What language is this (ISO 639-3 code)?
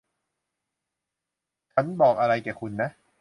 tha